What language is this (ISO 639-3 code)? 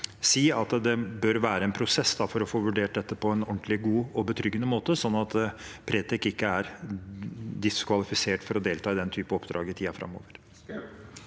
nor